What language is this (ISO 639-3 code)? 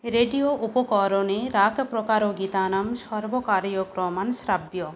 san